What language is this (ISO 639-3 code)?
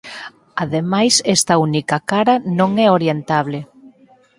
glg